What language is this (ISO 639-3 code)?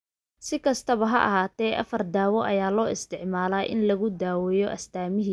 som